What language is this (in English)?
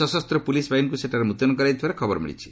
Odia